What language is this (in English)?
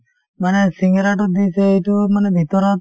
Assamese